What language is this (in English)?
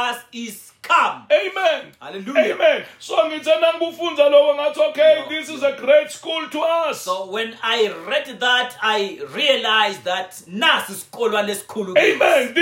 English